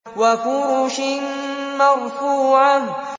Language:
Arabic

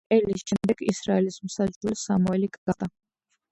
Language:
Georgian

